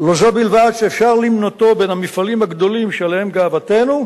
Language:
Hebrew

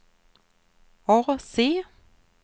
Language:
Swedish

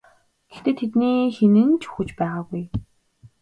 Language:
Mongolian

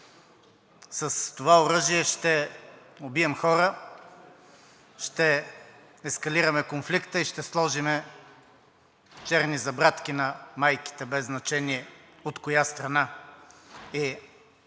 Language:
Bulgarian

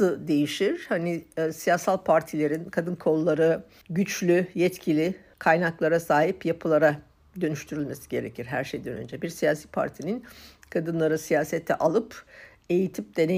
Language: Turkish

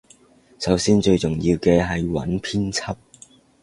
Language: Cantonese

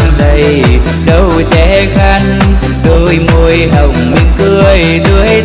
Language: Vietnamese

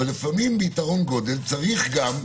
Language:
Hebrew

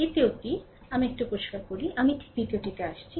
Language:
Bangla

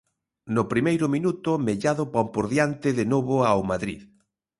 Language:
Galician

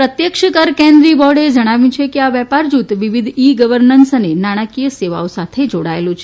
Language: Gujarati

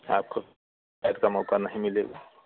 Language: Hindi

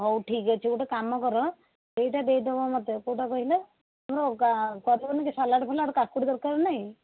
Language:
Odia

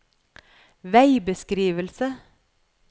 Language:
Norwegian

